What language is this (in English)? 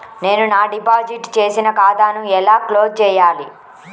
Telugu